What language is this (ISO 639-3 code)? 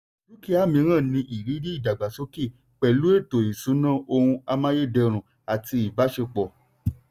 yor